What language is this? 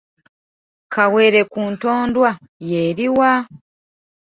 Ganda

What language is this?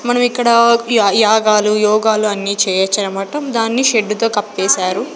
Telugu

